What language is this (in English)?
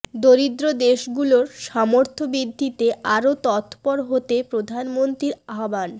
Bangla